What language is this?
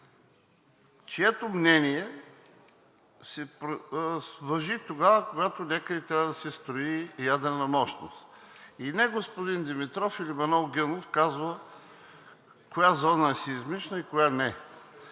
Bulgarian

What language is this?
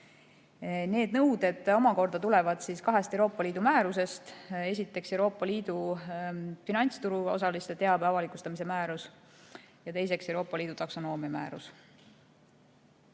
Estonian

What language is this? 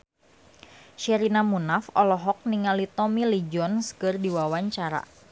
Sundanese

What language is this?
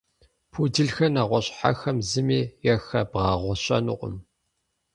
Kabardian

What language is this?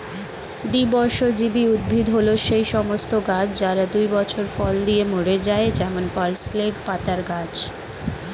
Bangla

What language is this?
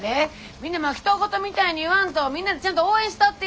Japanese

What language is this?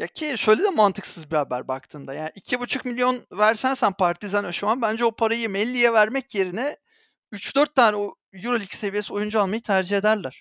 Turkish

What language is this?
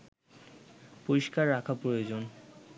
Bangla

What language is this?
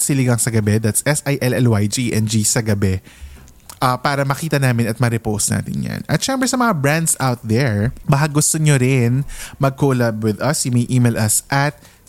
Filipino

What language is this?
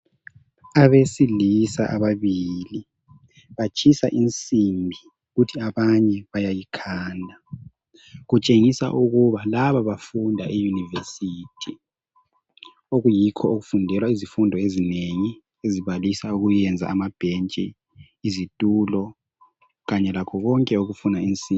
North Ndebele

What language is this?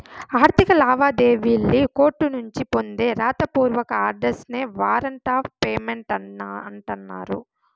Telugu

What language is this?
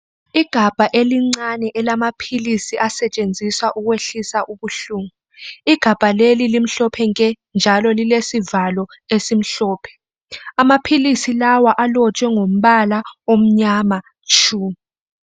North Ndebele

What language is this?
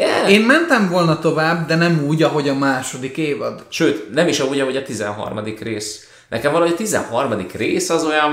Hungarian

